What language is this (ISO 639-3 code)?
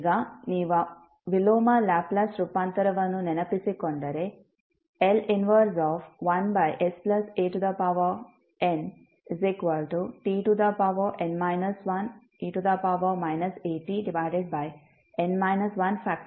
kan